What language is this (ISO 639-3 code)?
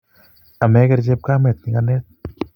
kln